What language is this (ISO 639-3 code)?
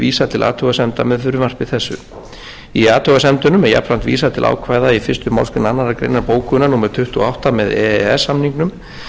isl